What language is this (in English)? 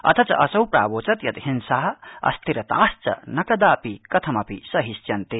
Sanskrit